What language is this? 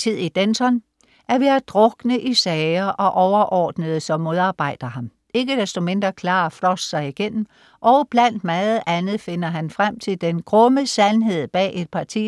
Danish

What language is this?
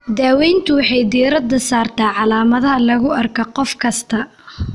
Somali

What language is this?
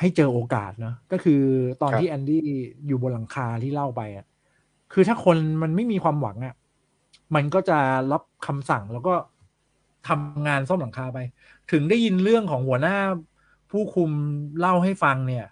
Thai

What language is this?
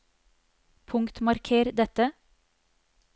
Norwegian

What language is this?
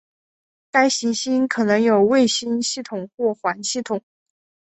Chinese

